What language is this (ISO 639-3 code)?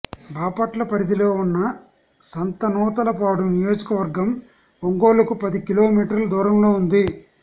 tel